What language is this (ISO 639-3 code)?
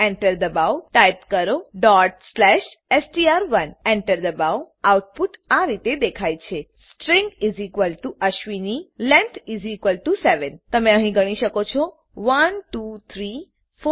guj